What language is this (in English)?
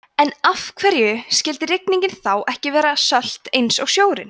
Icelandic